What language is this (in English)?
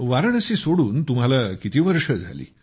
Marathi